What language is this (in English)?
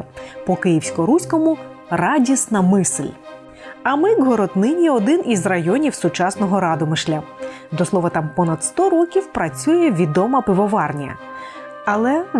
Ukrainian